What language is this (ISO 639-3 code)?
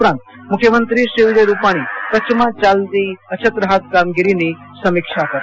guj